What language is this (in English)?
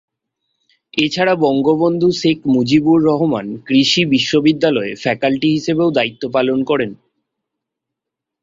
Bangla